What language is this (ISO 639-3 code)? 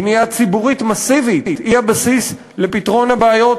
heb